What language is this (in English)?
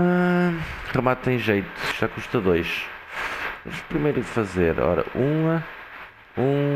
Portuguese